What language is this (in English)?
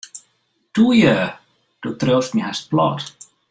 Western Frisian